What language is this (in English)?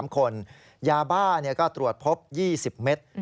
Thai